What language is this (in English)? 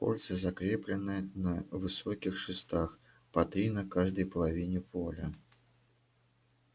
Russian